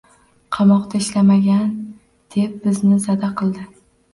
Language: Uzbek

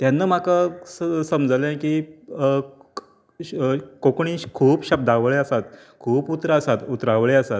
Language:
Konkani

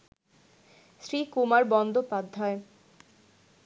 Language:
Bangla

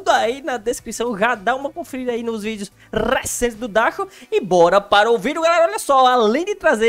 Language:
Portuguese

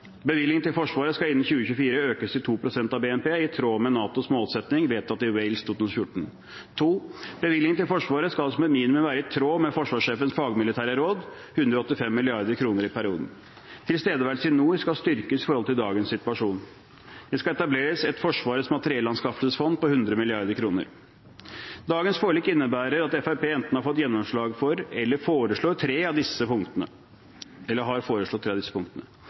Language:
Norwegian Bokmål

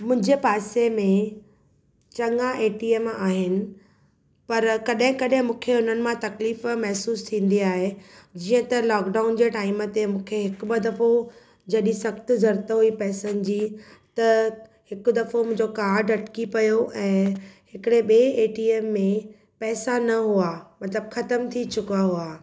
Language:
Sindhi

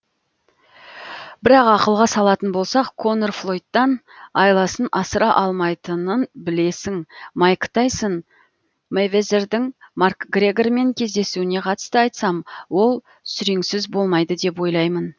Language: Kazakh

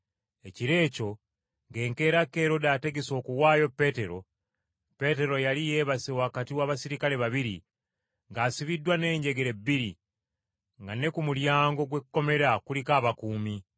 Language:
Ganda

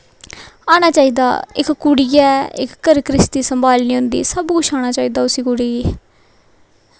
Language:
Dogri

